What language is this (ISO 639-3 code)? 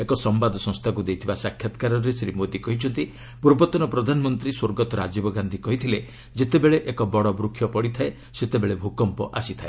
ori